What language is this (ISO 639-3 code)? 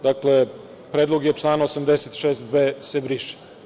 srp